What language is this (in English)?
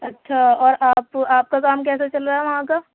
Urdu